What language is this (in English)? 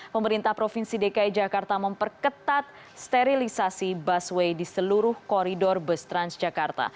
Indonesian